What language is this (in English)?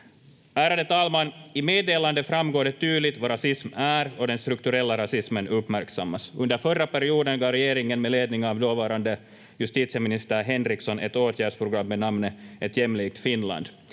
Finnish